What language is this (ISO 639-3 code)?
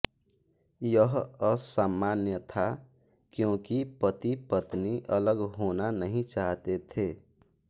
hin